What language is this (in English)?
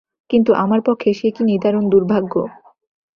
Bangla